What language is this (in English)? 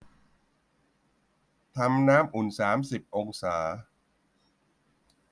Thai